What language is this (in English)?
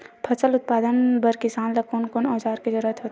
Chhattisgarhi